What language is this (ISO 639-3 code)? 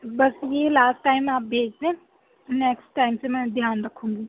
urd